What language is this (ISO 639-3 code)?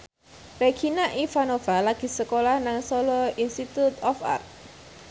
jav